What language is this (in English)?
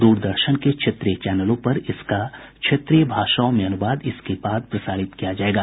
Hindi